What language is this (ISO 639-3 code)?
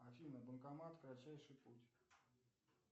rus